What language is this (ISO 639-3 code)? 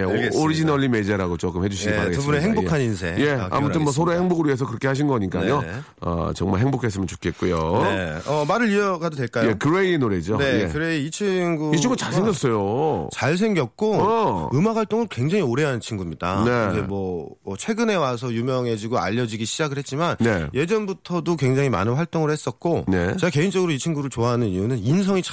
kor